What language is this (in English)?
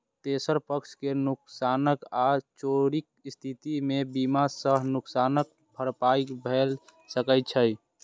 Maithili